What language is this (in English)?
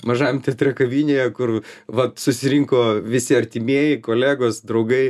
Lithuanian